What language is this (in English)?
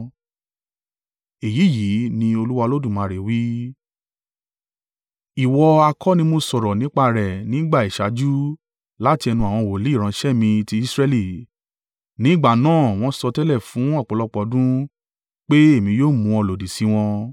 Yoruba